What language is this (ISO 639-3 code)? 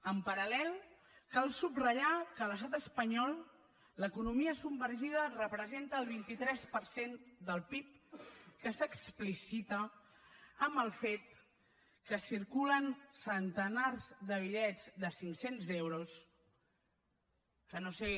cat